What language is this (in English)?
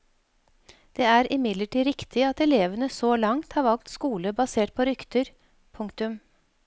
Norwegian